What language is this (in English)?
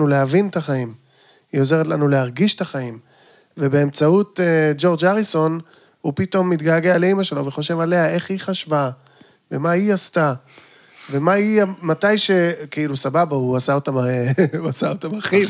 Hebrew